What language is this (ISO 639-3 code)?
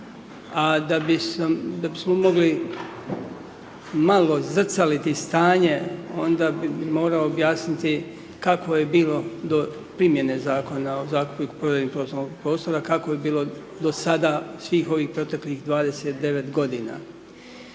hrv